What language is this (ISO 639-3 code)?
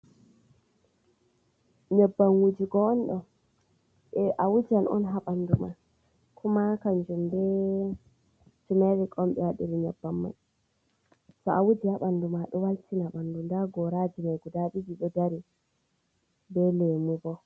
ful